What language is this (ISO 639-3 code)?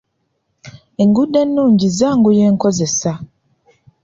lug